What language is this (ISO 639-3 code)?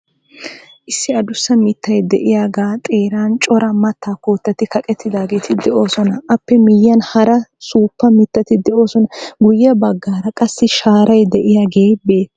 wal